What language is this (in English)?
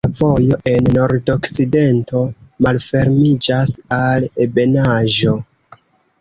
Esperanto